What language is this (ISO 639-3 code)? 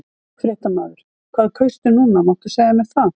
isl